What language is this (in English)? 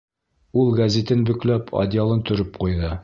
Bashkir